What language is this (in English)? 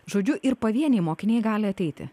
Lithuanian